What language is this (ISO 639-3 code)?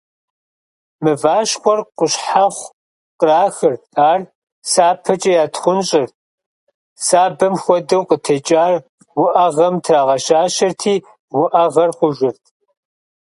kbd